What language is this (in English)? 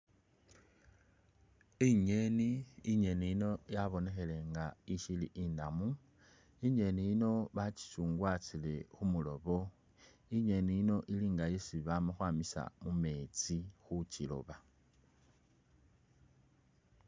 Masaaba